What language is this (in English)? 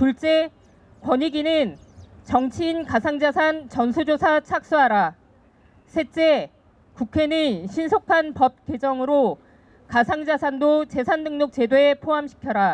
Korean